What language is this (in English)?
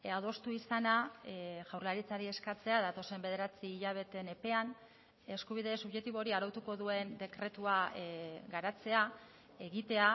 Basque